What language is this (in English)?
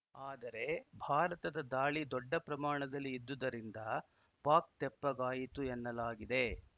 Kannada